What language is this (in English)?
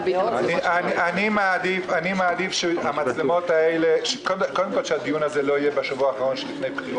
Hebrew